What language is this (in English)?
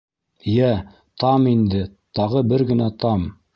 Bashkir